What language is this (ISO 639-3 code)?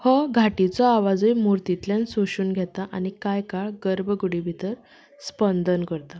kok